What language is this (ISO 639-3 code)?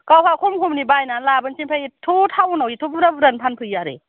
brx